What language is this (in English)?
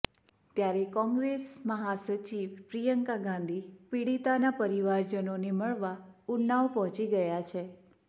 Gujarati